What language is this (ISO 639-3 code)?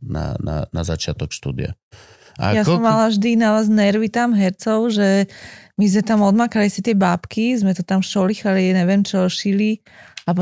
slk